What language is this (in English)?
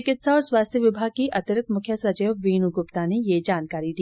Hindi